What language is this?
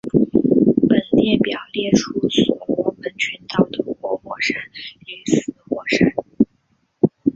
Chinese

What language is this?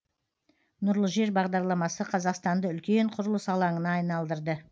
Kazakh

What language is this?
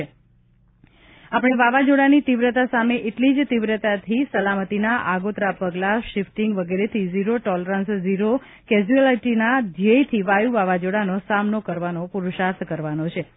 Gujarati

